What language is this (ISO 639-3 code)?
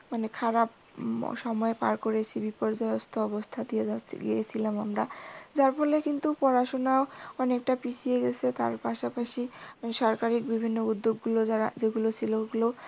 ben